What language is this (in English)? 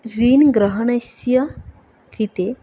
Sanskrit